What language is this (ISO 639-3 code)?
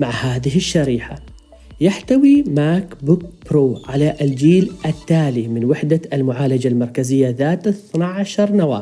ara